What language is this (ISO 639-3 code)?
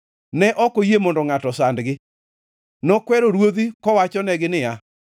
luo